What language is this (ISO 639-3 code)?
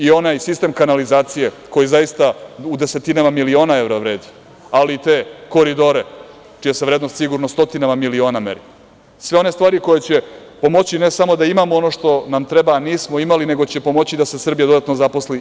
srp